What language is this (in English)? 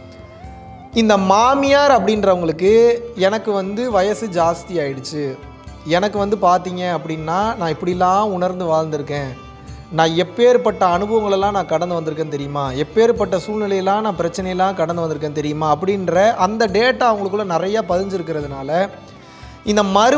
Tamil